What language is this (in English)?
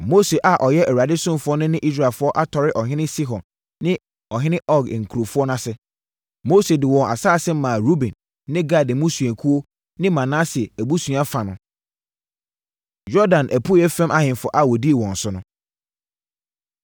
Akan